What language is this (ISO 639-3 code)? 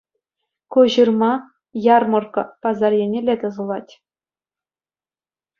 chv